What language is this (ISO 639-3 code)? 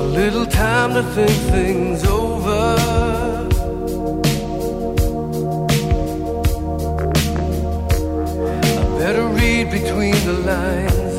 ell